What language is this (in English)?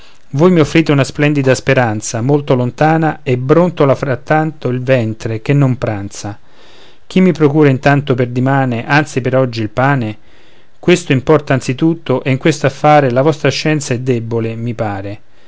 Italian